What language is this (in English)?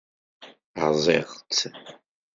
Kabyle